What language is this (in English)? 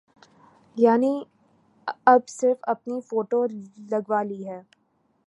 Urdu